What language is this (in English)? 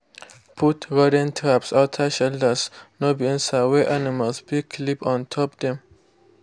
Nigerian Pidgin